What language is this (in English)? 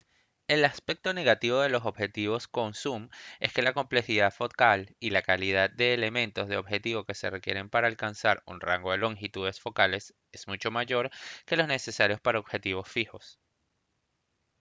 Spanish